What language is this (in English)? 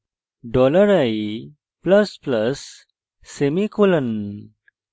Bangla